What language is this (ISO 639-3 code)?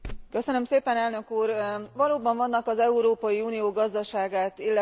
hun